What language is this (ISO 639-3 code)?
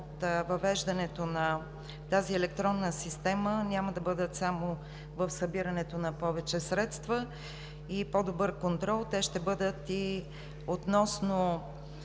bul